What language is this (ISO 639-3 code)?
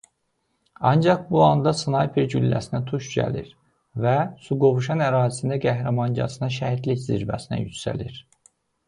aze